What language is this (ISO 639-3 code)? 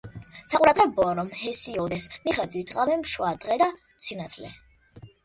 kat